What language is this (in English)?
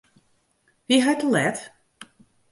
Western Frisian